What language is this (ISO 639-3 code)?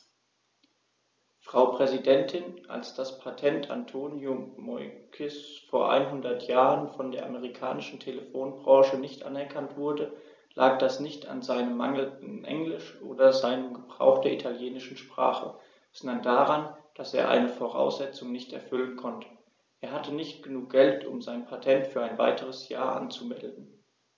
deu